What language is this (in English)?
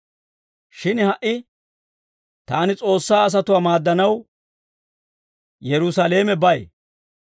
Dawro